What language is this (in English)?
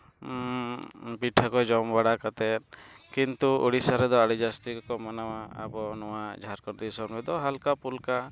Santali